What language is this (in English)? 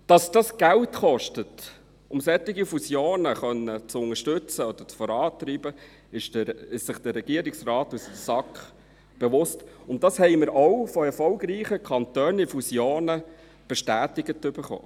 Swiss German